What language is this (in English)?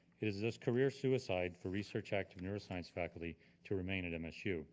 English